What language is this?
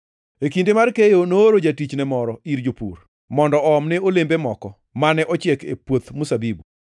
Luo (Kenya and Tanzania)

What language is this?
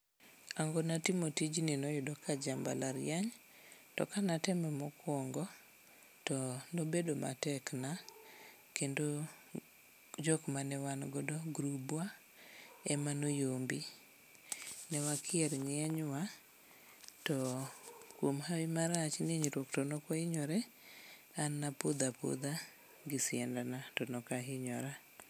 Luo (Kenya and Tanzania)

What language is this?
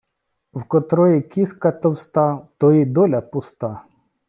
Ukrainian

